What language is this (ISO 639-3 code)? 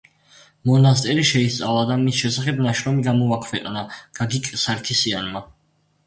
kat